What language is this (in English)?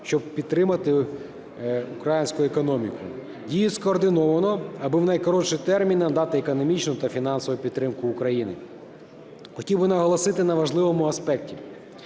Ukrainian